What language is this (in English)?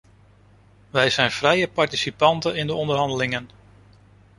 Dutch